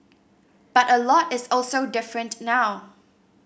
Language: English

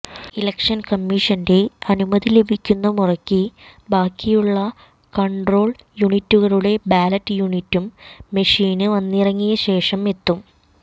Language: Malayalam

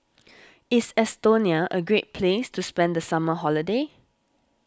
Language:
English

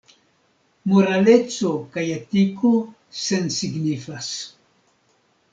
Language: Esperanto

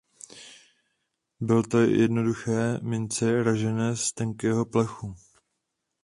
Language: Czech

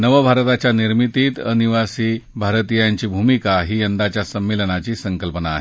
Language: Marathi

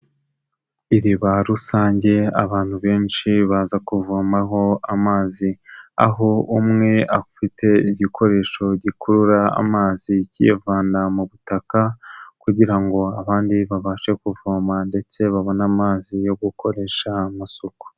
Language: Kinyarwanda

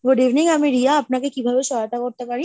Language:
Bangla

